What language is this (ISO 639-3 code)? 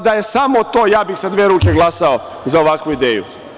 srp